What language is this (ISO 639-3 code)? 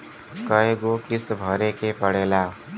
bho